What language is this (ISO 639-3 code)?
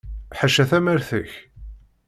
kab